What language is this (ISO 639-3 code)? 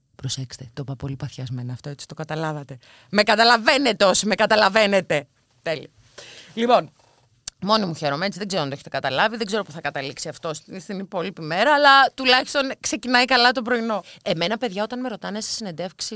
ell